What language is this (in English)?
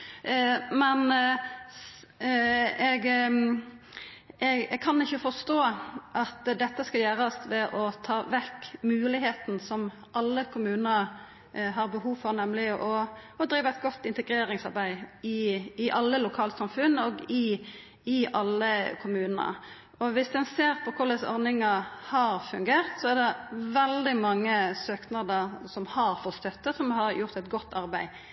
Norwegian Nynorsk